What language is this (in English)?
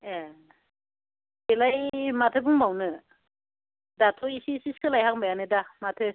Bodo